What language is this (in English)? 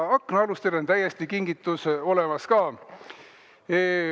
Estonian